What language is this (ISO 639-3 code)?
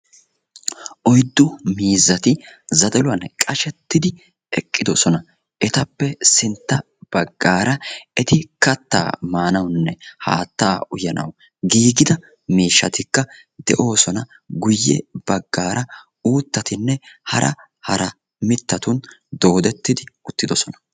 wal